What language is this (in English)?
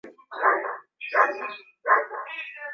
Swahili